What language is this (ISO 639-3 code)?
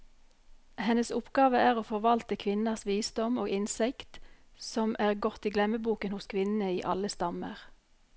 nor